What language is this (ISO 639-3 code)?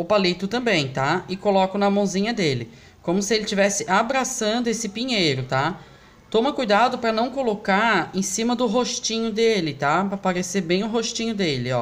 por